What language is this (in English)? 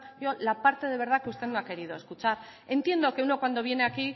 Spanish